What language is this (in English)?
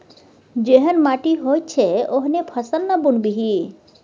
Maithili